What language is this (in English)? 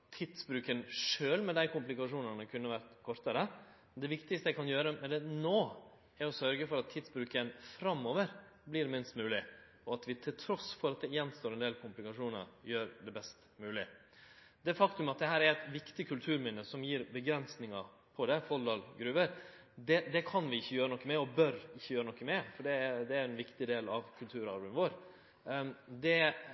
Norwegian Nynorsk